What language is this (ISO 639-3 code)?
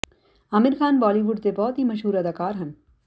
pan